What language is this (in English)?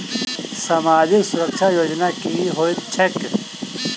Maithili